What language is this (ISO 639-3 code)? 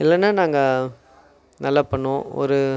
tam